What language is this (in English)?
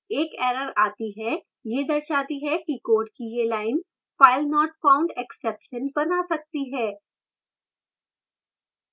Hindi